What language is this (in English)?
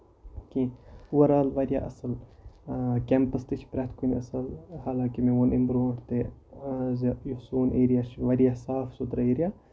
Kashmiri